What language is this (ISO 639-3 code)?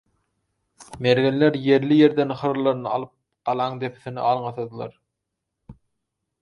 tuk